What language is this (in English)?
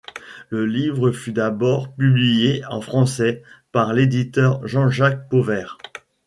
French